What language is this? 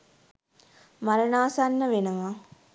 Sinhala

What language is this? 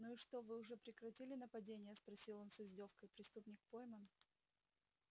Russian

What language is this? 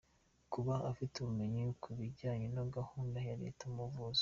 Kinyarwanda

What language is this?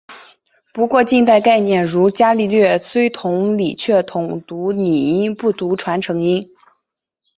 Chinese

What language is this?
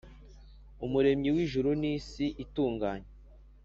Kinyarwanda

